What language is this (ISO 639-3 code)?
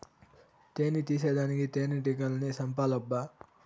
tel